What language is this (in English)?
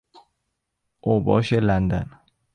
Persian